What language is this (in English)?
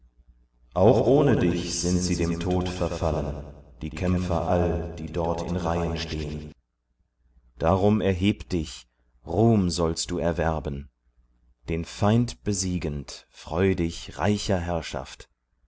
German